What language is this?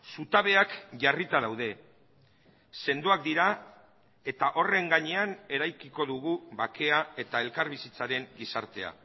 Basque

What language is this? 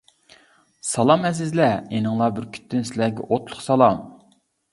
Uyghur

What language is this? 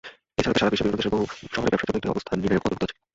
Bangla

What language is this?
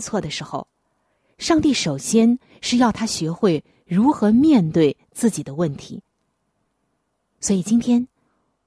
Chinese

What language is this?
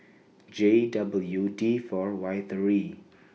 English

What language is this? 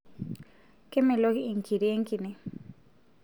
Masai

